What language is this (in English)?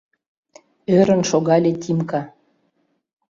Mari